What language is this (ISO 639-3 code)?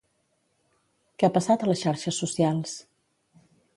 cat